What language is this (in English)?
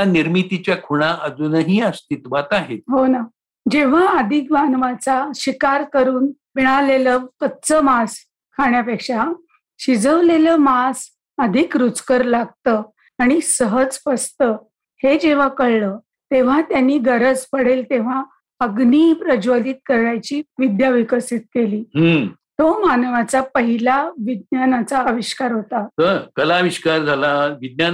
Marathi